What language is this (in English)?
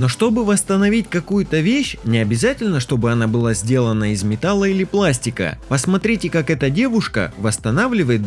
Russian